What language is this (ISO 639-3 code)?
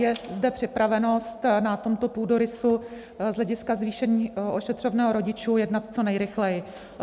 ces